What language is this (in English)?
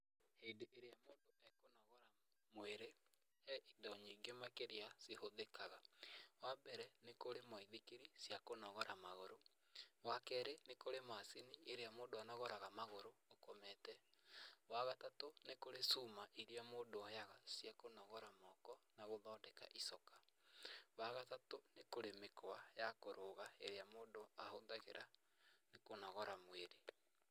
Kikuyu